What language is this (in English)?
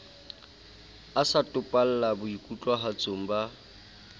Southern Sotho